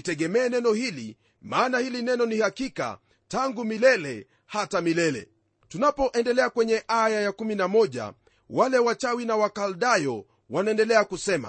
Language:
Swahili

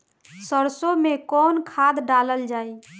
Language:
Bhojpuri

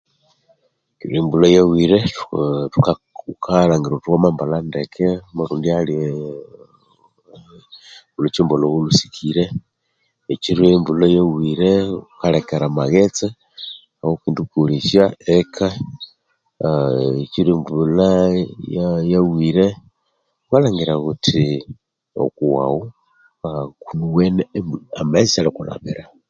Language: Konzo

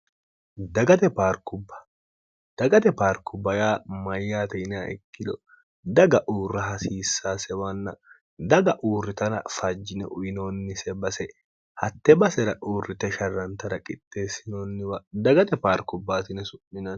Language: Sidamo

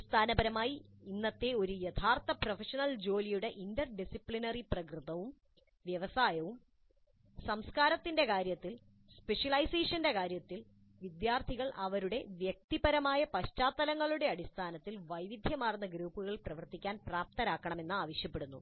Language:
Malayalam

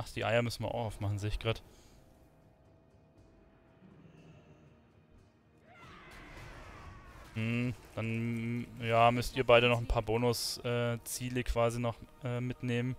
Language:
German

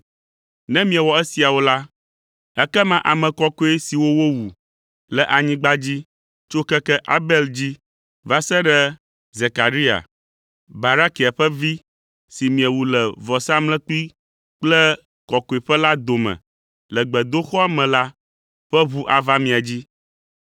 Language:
Ewe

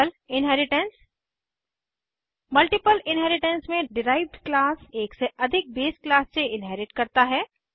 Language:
Hindi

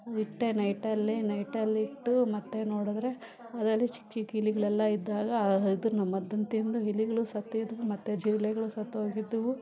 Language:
Kannada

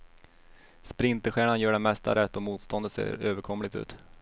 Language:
Swedish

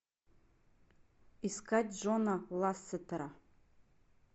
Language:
Russian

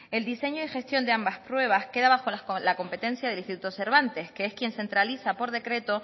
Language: Spanish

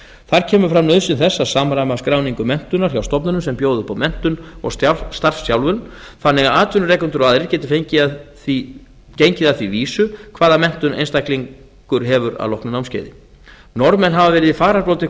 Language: Icelandic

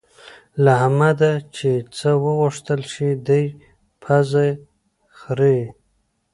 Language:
Pashto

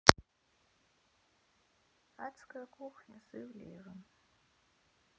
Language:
Russian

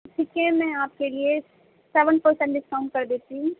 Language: Urdu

